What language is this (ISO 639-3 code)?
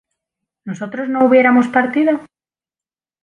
spa